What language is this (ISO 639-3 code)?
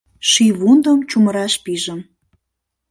chm